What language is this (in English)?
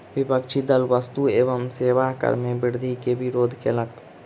Maithili